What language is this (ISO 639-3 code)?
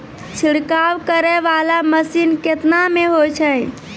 mai